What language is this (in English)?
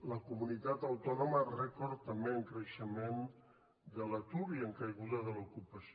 Catalan